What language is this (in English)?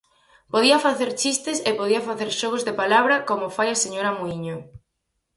Galician